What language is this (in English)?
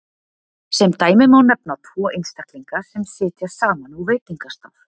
Icelandic